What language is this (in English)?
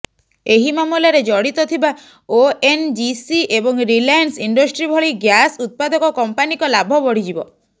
Odia